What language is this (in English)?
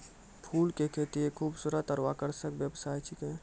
Maithili